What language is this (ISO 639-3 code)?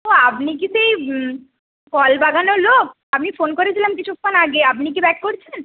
ben